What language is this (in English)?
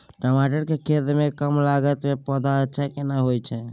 Maithili